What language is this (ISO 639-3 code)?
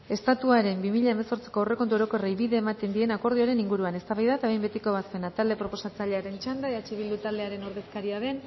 eus